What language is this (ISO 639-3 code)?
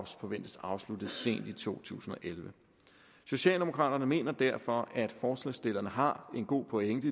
dan